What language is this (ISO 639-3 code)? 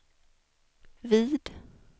swe